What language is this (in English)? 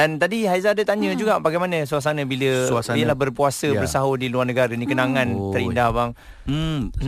Malay